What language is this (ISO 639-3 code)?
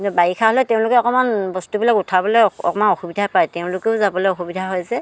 asm